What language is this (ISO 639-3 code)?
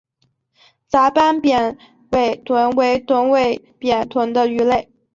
zho